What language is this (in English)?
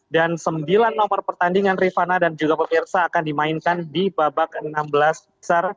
Indonesian